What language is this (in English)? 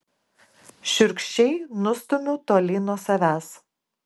Lithuanian